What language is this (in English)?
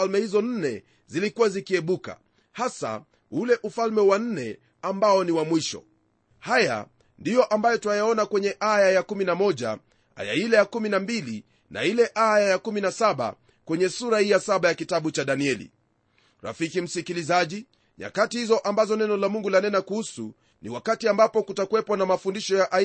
Swahili